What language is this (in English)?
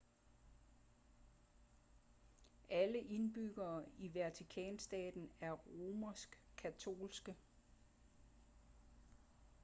Danish